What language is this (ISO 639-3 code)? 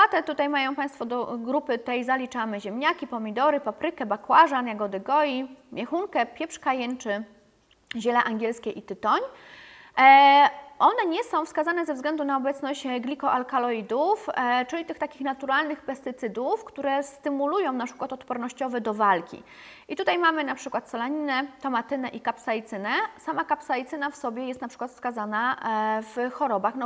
pol